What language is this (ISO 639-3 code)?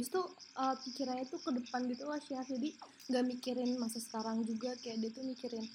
ind